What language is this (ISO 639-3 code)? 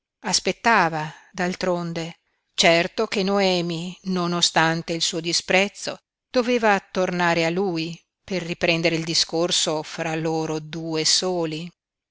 ita